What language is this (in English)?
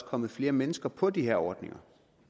Danish